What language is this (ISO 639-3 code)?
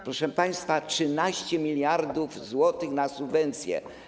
pol